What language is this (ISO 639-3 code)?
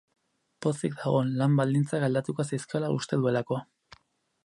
eus